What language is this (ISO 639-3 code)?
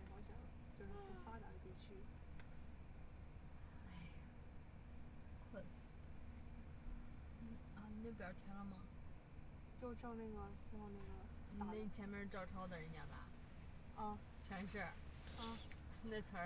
zho